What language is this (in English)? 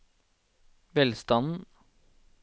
Norwegian